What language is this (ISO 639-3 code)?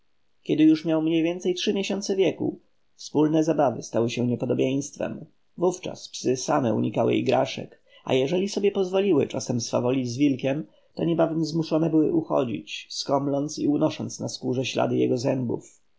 pol